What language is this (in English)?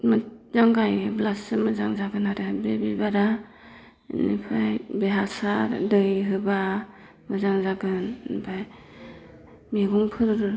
Bodo